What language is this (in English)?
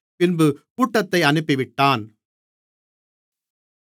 Tamil